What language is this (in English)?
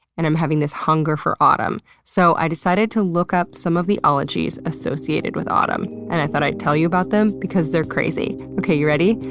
English